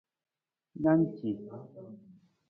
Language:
Nawdm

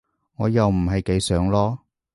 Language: Cantonese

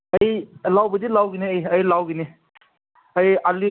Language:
Manipuri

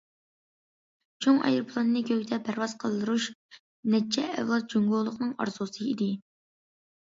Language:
Uyghur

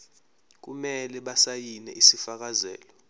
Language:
Zulu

